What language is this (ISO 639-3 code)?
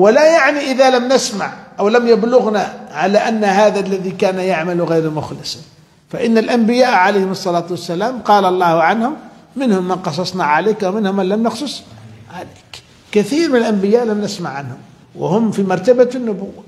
ara